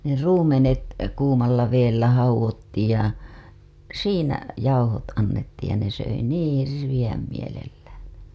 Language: Finnish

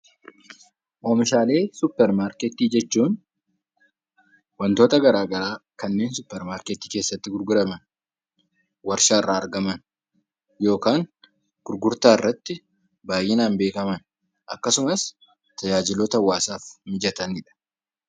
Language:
Oromo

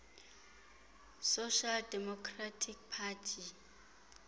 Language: Xhosa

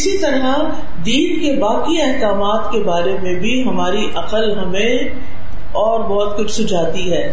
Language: Urdu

